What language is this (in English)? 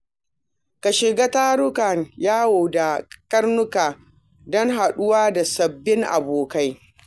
Hausa